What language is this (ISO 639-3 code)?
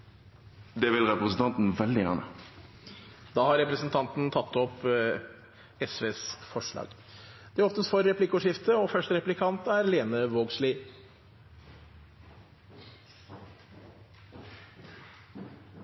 nno